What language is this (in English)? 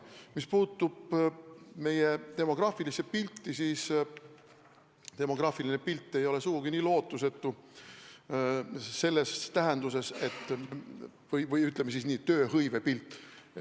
Estonian